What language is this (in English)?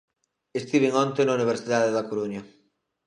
Galician